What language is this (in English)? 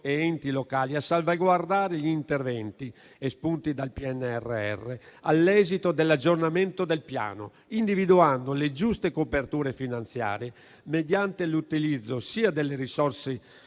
Italian